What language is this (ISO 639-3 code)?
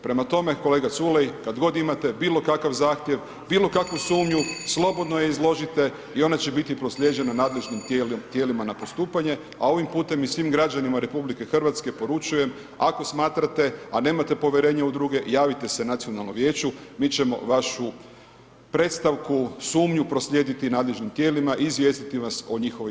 hrv